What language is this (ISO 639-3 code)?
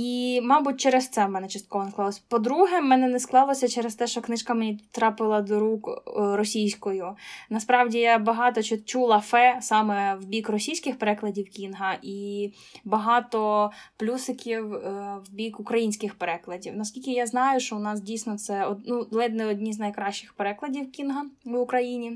ukr